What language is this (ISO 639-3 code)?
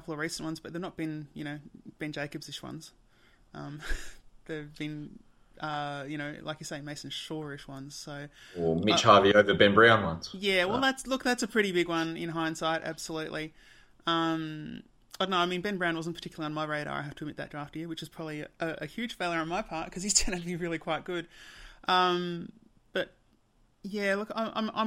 eng